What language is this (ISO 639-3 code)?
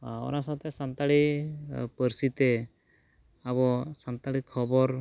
sat